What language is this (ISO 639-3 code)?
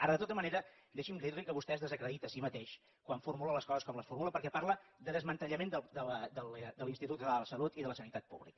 cat